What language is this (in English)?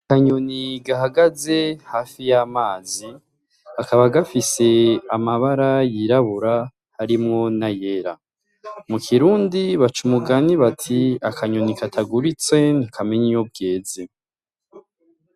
Rundi